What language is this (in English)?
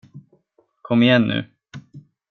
Swedish